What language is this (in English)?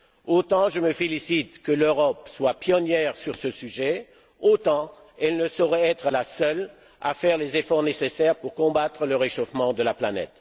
French